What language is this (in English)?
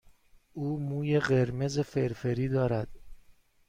Persian